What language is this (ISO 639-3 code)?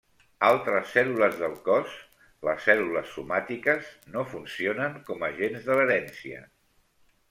cat